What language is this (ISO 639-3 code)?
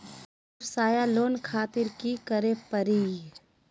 mag